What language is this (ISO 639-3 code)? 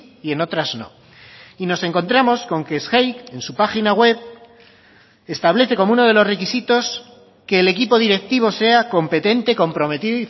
spa